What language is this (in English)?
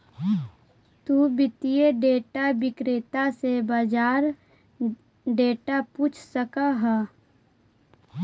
Magahi